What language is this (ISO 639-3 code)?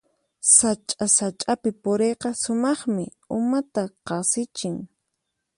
qxp